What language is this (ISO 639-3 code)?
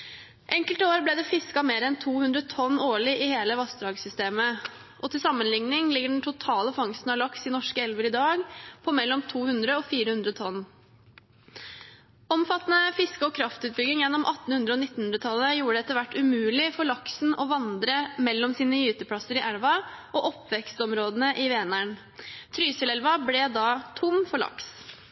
nob